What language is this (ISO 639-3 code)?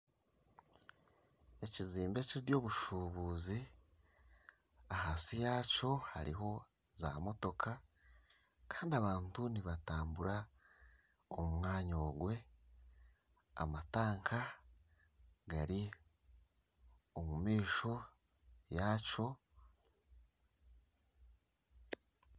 nyn